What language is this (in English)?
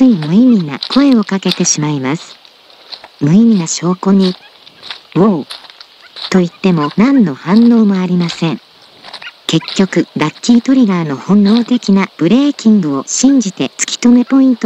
Japanese